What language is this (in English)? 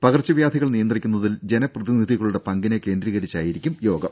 Malayalam